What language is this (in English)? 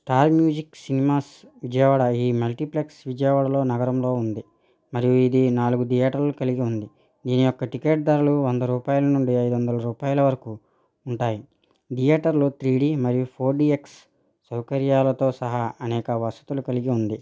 Telugu